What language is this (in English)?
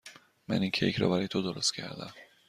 Persian